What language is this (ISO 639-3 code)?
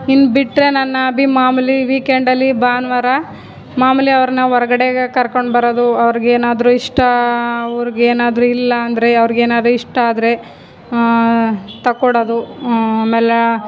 kan